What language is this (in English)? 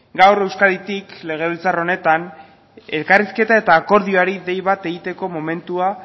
Basque